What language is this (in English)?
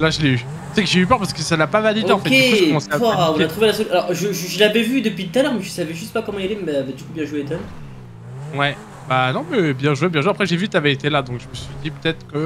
French